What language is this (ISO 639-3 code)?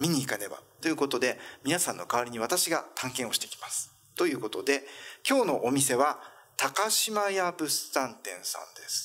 jpn